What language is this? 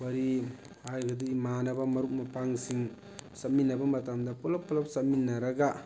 Manipuri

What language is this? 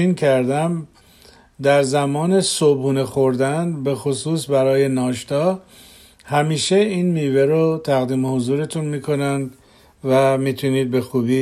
Persian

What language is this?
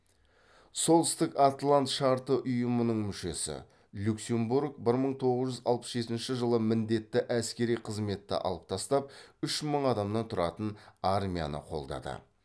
Kazakh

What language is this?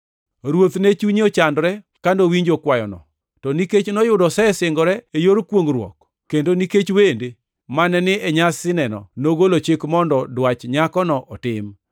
Luo (Kenya and Tanzania)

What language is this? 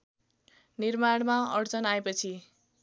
Nepali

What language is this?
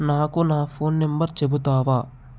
Telugu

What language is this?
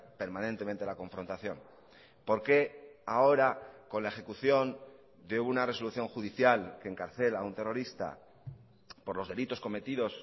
Spanish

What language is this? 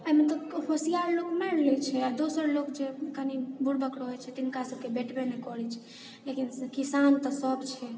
Maithili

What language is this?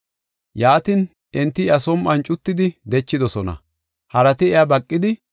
Gofa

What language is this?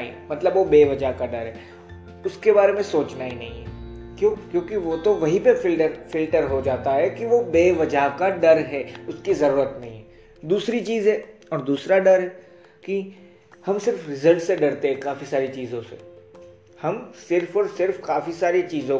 Hindi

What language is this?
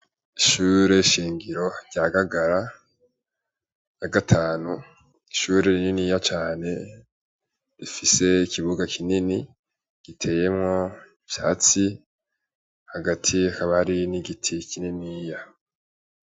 Rundi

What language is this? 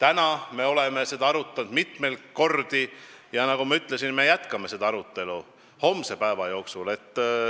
Estonian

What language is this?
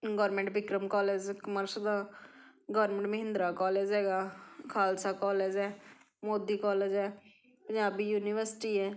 Punjabi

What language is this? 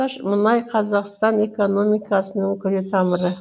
Kazakh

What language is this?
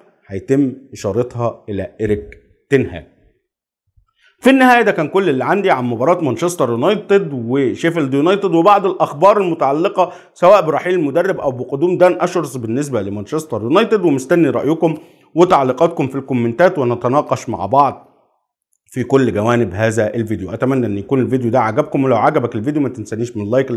Arabic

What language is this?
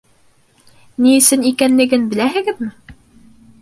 Bashkir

